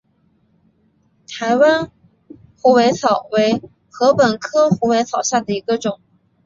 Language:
Chinese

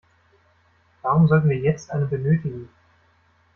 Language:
German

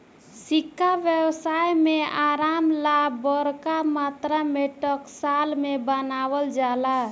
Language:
Bhojpuri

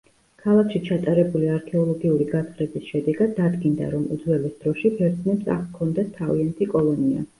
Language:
Georgian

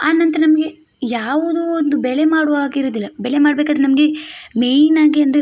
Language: Kannada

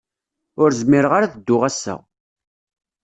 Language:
Kabyle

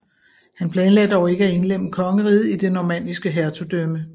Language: Danish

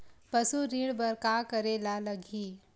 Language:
Chhattisgarhi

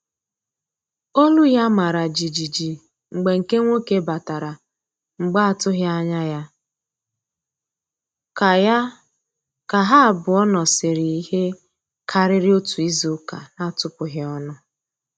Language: Igbo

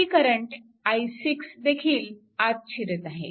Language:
Marathi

